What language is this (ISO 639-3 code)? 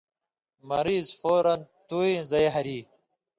mvy